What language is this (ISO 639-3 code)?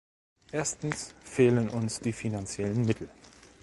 deu